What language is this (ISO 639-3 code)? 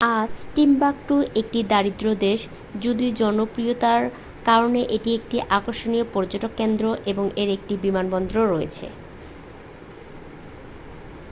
ben